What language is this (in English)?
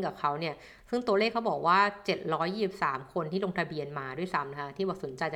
Thai